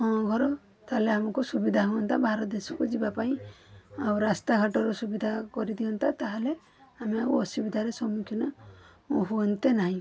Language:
Odia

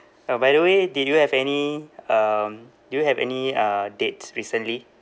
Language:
English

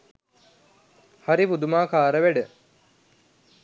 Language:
Sinhala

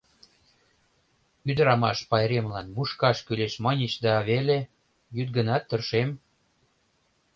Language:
Mari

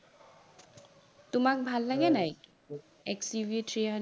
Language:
Assamese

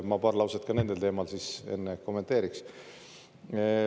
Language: Estonian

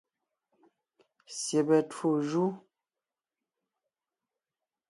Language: Ngiemboon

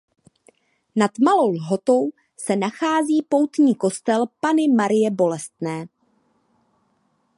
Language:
Czech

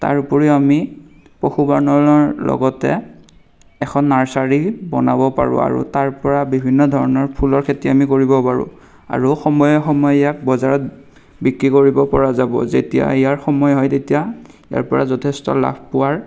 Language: Assamese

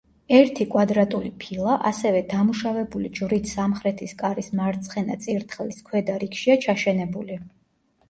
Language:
Georgian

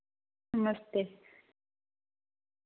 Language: Dogri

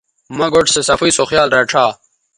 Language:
Bateri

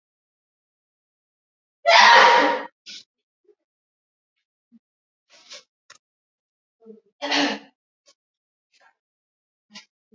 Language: Swahili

